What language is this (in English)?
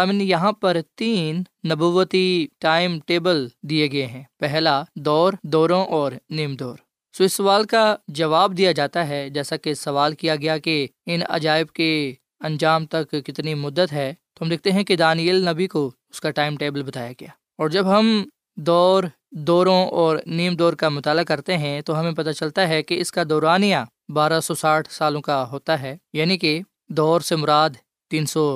Urdu